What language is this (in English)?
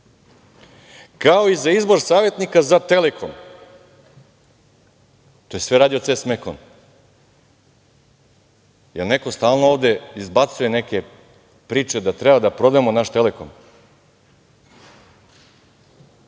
Serbian